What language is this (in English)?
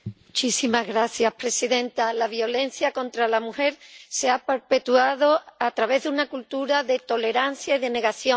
Spanish